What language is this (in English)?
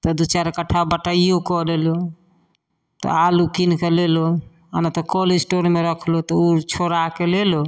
Maithili